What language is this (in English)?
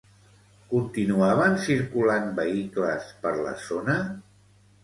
Catalan